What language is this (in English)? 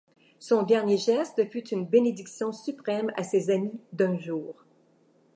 French